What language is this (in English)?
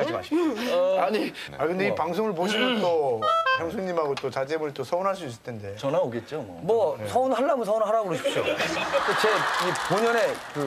Korean